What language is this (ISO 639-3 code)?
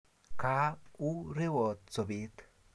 kln